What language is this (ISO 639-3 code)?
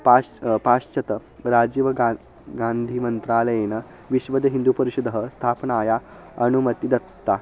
san